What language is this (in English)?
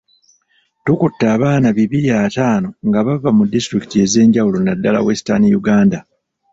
Ganda